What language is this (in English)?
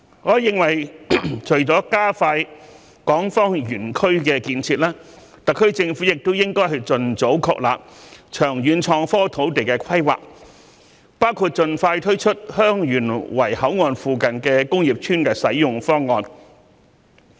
Cantonese